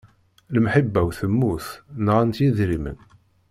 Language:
Kabyle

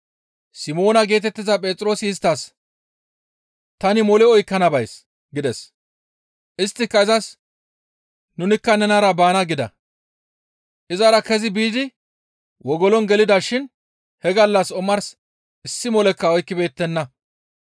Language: Gamo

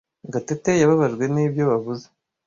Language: Kinyarwanda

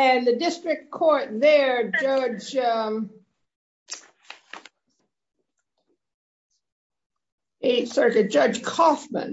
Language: English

